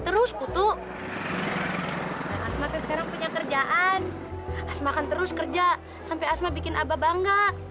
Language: Indonesian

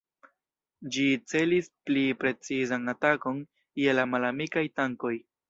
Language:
Esperanto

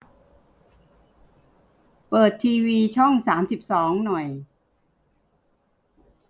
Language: Thai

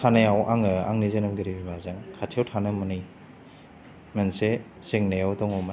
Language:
Bodo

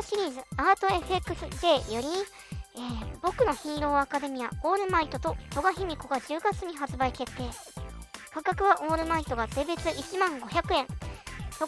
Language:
Japanese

